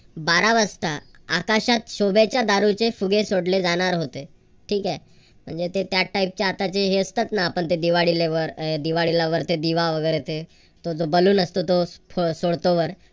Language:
Marathi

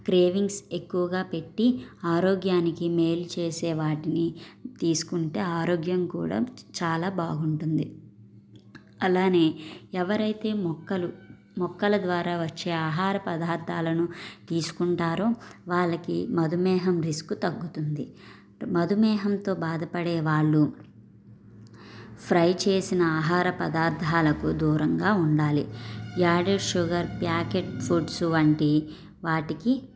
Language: Telugu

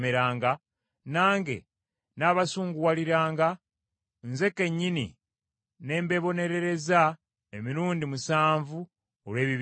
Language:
Ganda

